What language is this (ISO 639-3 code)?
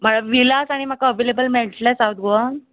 kok